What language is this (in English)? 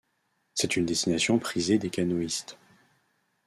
French